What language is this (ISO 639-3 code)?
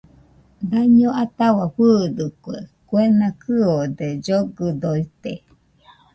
hux